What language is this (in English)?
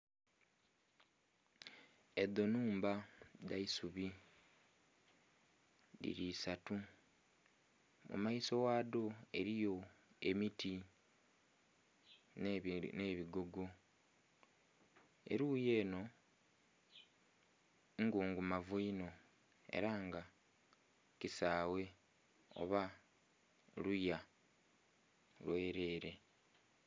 Soga